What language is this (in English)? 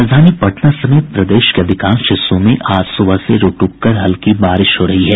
Hindi